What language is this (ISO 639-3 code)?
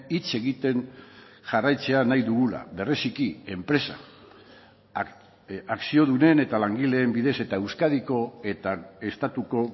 eus